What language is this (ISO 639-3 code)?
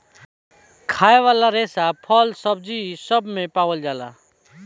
bho